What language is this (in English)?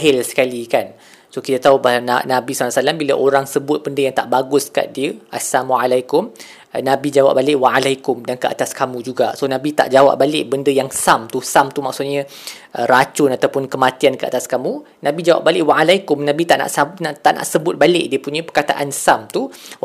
Malay